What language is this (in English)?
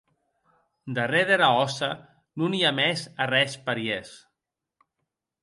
Occitan